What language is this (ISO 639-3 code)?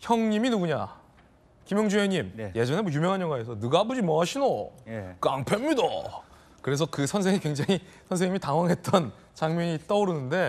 kor